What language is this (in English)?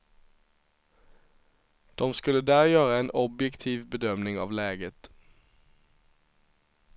Swedish